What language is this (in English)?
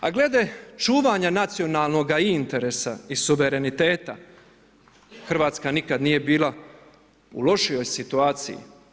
Croatian